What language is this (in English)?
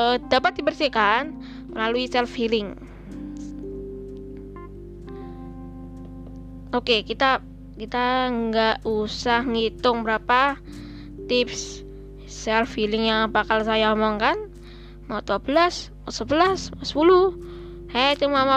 Indonesian